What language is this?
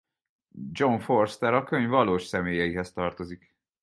Hungarian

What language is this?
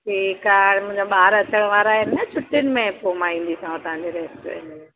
Sindhi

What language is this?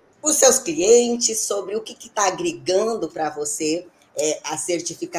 Portuguese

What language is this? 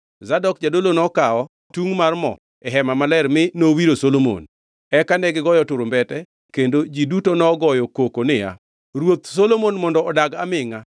Luo (Kenya and Tanzania)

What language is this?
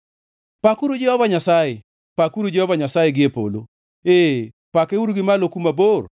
Luo (Kenya and Tanzania)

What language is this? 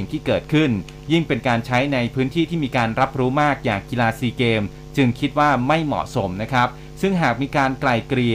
Thai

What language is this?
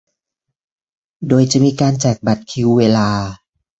Thai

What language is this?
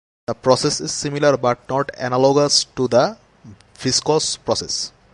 English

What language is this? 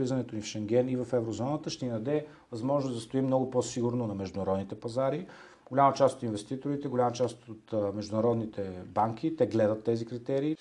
Bulgarian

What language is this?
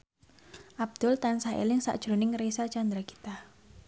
Javanese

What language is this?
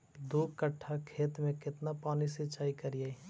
Magahi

